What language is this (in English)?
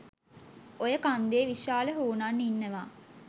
Sinhala